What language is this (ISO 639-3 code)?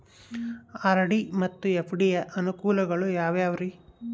kan